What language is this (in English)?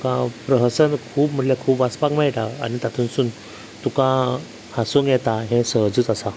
Konkani